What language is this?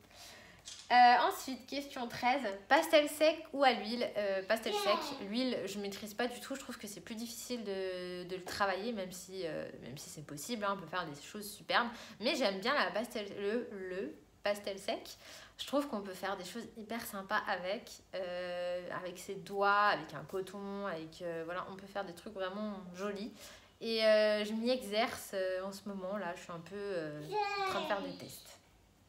French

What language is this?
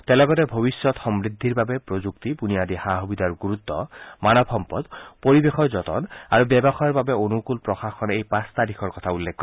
Assamese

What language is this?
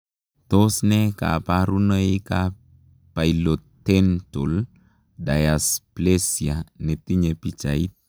Kalenjin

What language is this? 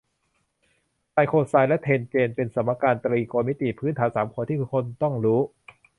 Thai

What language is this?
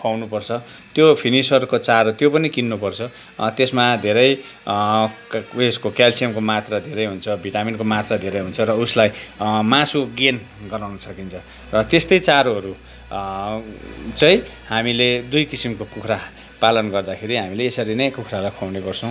Nepali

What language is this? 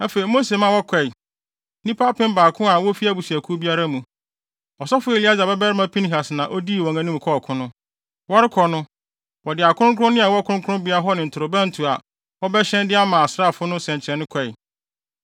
Akan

